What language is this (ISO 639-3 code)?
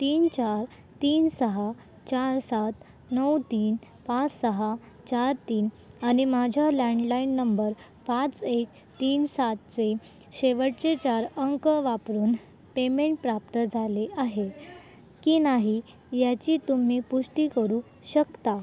mar